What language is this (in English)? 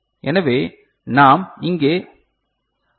Tamil